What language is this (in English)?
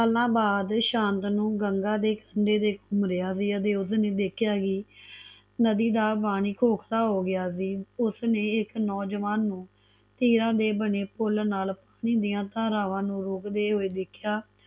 Punjabi